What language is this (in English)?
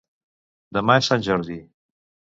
Catalan